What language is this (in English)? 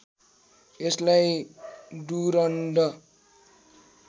Nepali